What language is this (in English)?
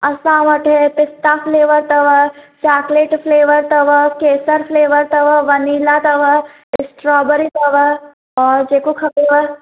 Sindhi